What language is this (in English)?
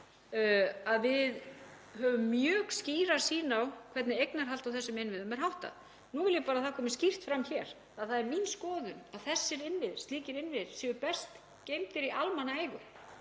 Icelandic